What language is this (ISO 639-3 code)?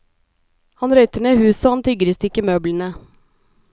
nor